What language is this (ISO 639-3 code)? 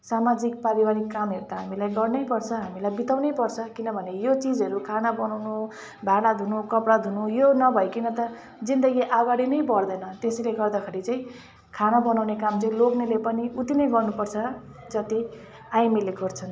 nep